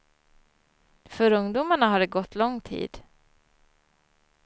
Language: Swedish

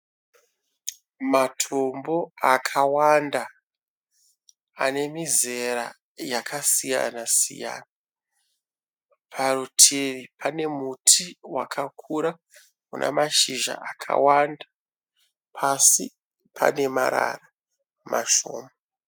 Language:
Shona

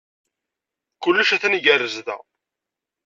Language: Kabyle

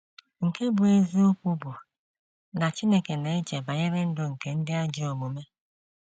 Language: Igbo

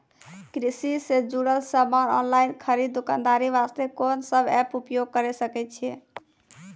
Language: Maithili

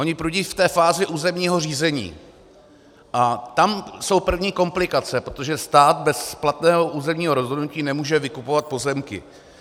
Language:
Czech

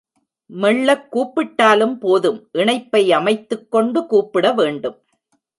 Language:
Tamil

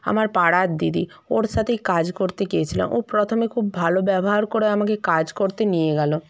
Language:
Bangla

